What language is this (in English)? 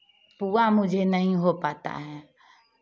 Hindi